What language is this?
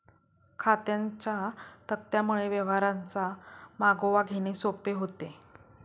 Marathi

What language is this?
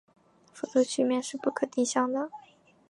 Chinese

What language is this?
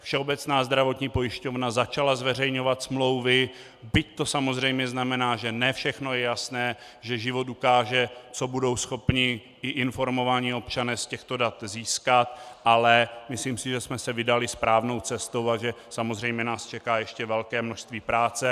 Czech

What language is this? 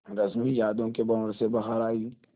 Hindi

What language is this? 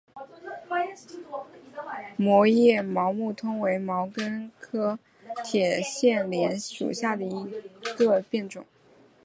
Chinese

